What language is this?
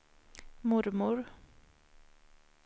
Swedish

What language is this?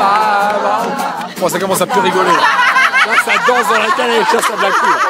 French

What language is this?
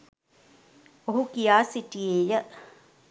Sinhala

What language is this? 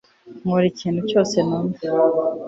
Kinyarwanda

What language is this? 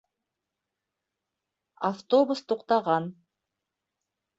Bashkir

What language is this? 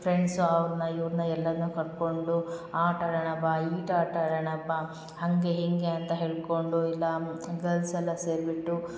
Kannada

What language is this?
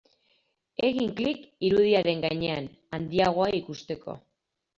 Basque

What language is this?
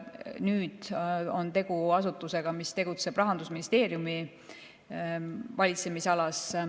Estonian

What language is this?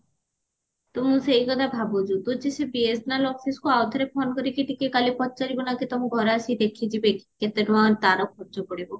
Odia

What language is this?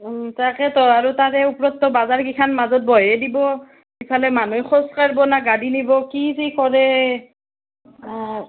Assamese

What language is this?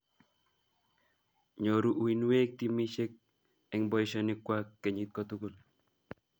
Kalenjin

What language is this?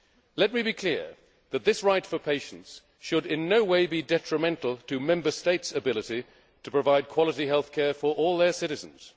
English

